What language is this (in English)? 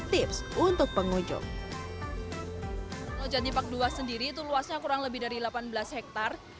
Indonesian